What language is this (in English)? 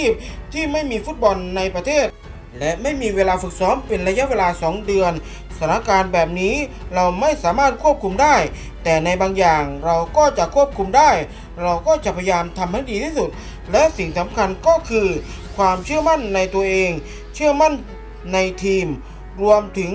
Thai